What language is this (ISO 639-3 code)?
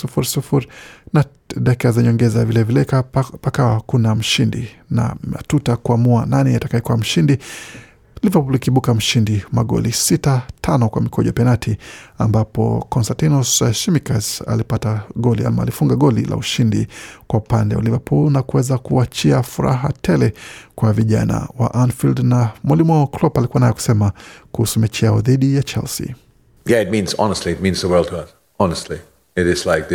swa